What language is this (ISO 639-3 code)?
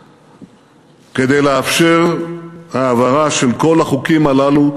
heb